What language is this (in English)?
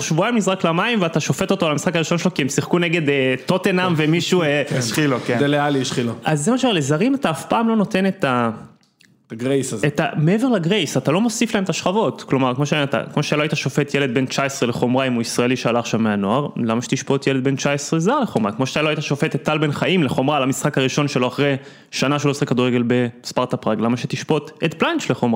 Hebrew